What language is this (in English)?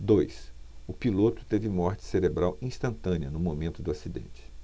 Portuguese